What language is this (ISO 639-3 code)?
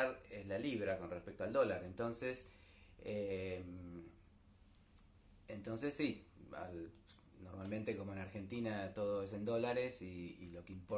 spa